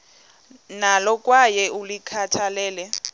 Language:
Xhosa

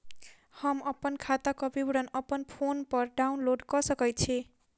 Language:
Maithili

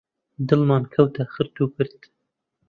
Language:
Central Kurdish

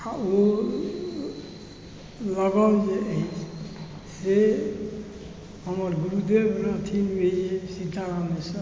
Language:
Maithili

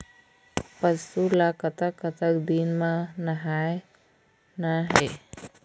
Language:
Chhattisgarhi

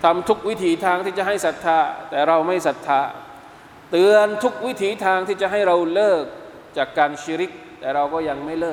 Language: Thai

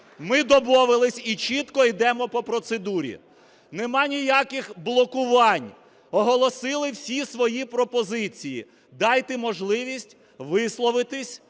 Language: Ukrainian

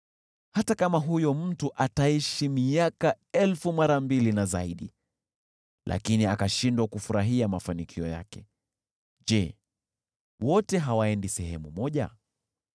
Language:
Swahili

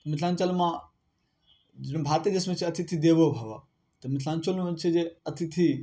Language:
Maithili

